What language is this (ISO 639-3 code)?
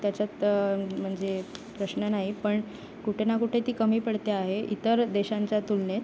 mar